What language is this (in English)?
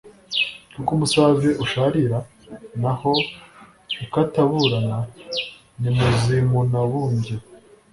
Kinyarwanda